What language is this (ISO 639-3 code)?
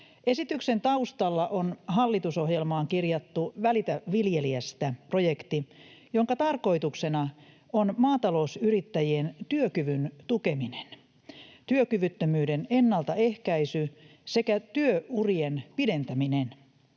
fin